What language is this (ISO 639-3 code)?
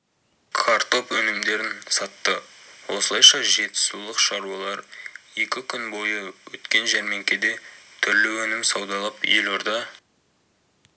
kaz